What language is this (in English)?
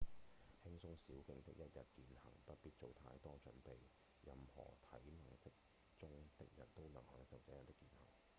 Cantonese